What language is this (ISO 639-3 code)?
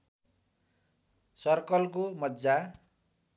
nep